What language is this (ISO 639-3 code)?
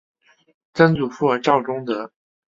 zho